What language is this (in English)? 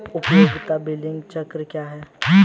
Hindi